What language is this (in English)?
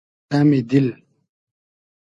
Hazaragi